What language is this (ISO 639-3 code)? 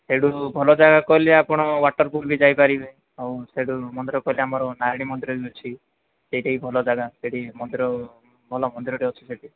ori